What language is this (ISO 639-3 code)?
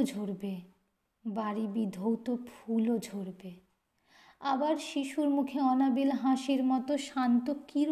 ben